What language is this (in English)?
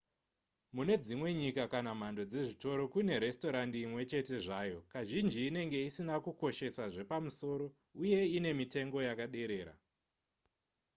Shona